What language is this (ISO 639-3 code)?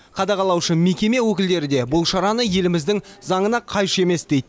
kaz